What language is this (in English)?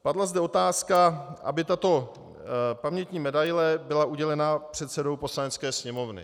Czech